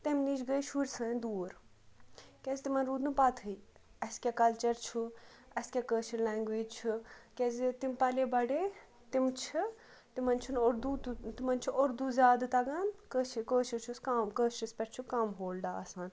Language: Kashmiri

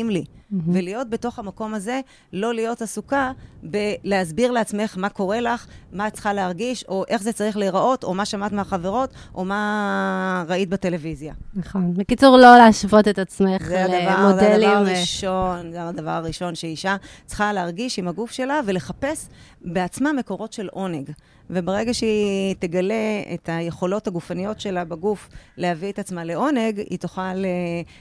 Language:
Hebrew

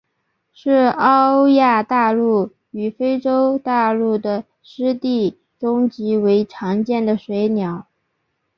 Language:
Chinese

